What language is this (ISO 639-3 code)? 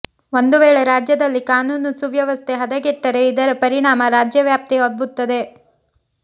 kan